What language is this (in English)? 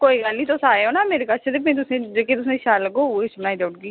Dogri